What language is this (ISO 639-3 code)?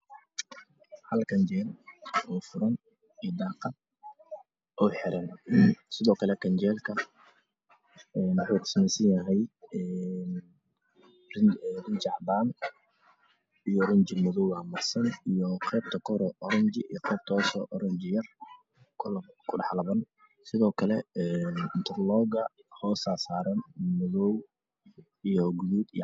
som